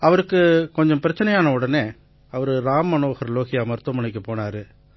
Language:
Tamil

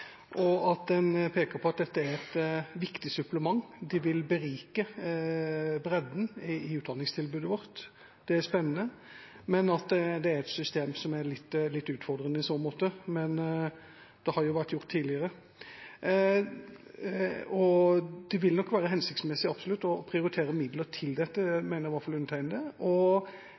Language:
Norwegian Bokmål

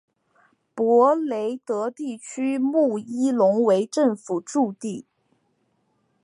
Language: Chinese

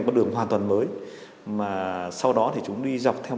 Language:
Vietnamese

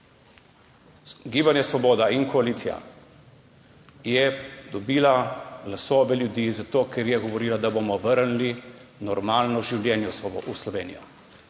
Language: Slovenian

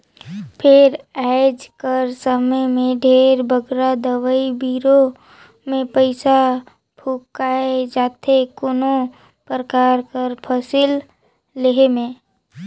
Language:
Chhattisgarhi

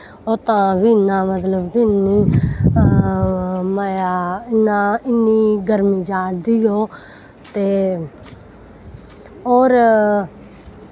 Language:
Dogri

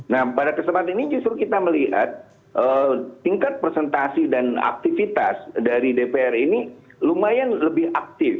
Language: Indonesian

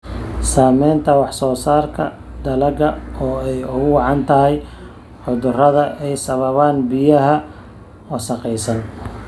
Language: Somali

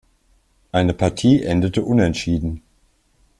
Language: German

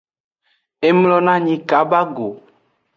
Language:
Aja (Benin)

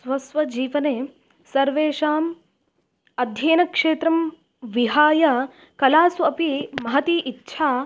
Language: Sanskrit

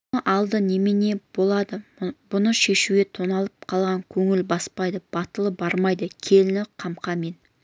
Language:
Kazakh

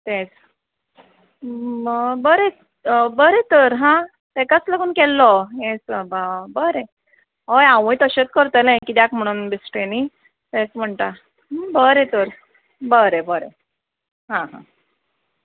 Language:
Konkani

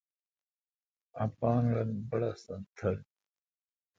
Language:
Kalkoti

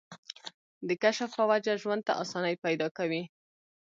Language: Pashto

